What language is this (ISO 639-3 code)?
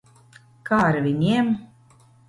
lav